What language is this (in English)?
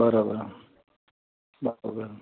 Sindhi